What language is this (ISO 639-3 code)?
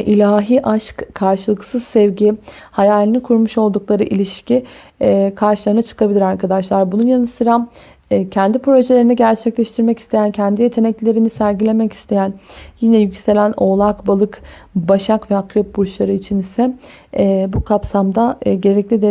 tur